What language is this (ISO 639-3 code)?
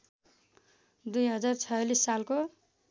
nep